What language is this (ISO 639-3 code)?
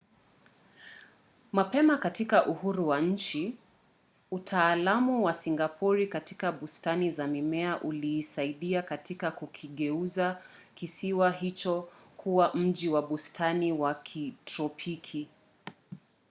swa